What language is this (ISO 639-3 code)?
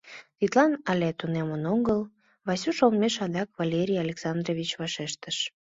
chm